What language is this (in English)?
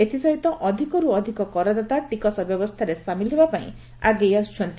Odia